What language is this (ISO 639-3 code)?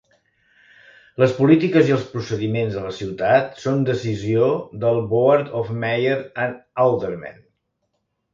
cat